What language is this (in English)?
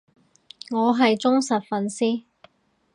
Cantonese